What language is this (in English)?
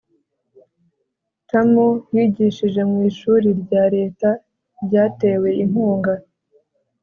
Kinyarwanda